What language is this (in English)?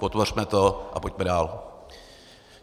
Czech